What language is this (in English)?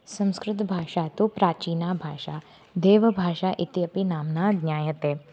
Sanskrit